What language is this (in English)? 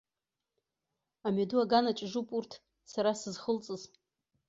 Abkhazian